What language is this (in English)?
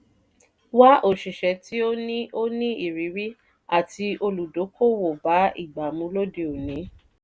Yoruba